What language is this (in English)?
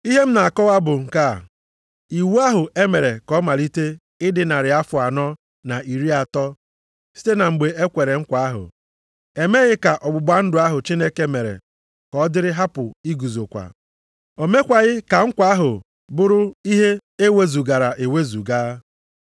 Igbo